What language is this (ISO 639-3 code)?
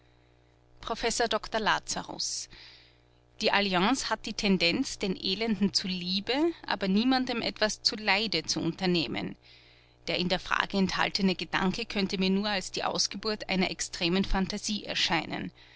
deu